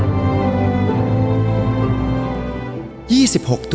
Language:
Thai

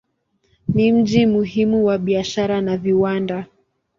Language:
Swahili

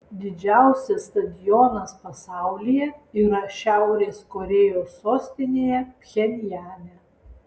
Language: Lithuanian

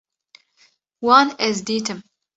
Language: Kurdish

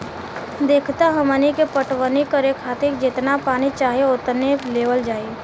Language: Bhojpuri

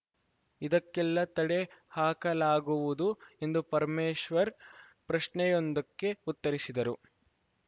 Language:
Kannada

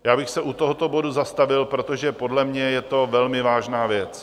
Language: Czech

